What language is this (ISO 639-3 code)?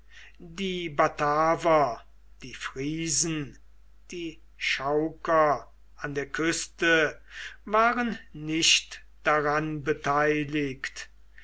deu